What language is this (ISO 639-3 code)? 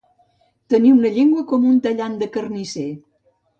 cat